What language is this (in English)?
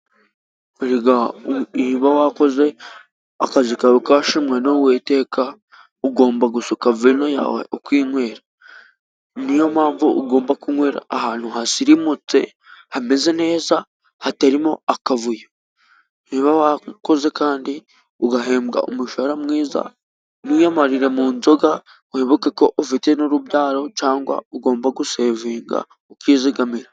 Kinyarwanda